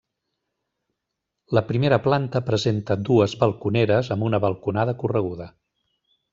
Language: Catalan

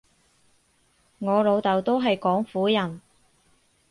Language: Cantonese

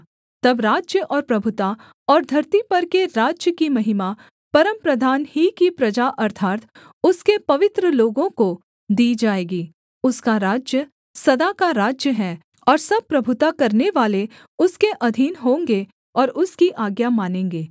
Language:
Hindi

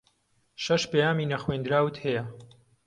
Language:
Central Kurdish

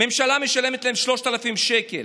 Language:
Hebrew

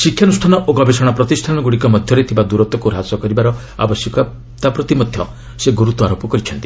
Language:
Odia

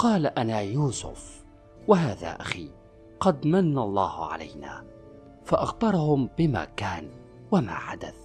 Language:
Arabic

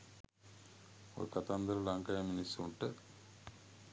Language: Sinhala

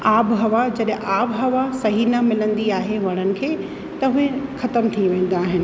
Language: Sindhi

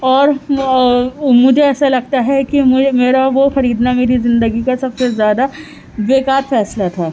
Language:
Urdu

